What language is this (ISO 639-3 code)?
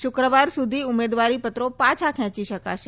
guj